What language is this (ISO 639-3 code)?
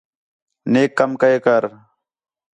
xhe